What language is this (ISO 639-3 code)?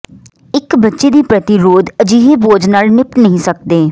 pan